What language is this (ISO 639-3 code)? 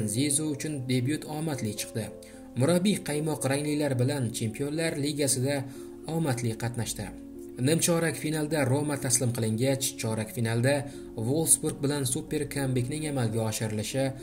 tur